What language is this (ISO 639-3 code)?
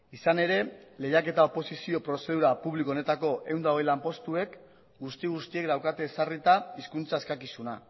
eus